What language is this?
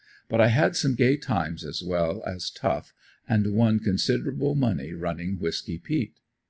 English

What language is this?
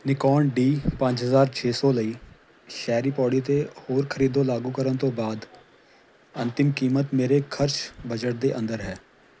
Punjabi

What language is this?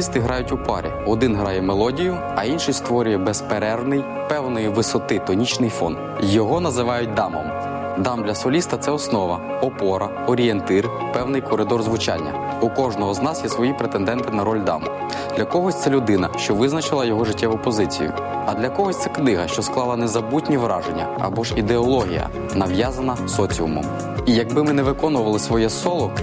Ukrainian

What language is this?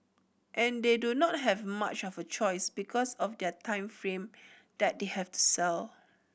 English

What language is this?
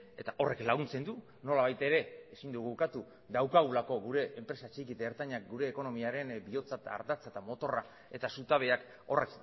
Basque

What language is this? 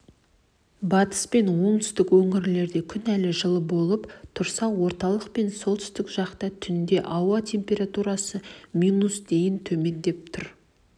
Kazakh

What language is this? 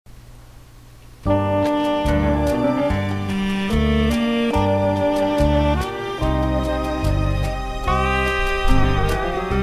Greek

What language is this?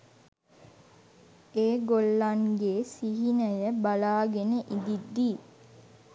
Sinhala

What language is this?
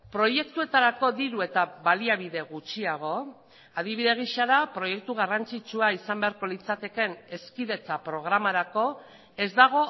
Basque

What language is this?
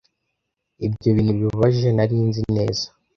Kinyarwanda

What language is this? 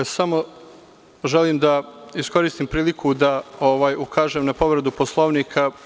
Serbian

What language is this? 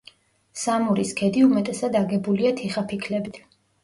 Georgian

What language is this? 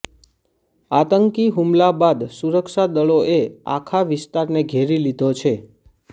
Gujarati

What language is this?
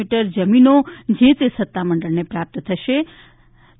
Gujarati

